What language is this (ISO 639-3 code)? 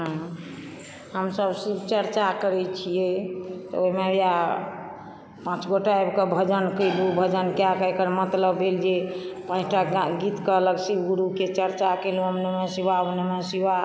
mai